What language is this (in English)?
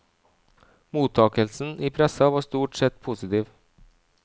Norwegian